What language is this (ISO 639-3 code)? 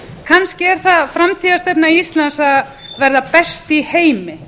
isl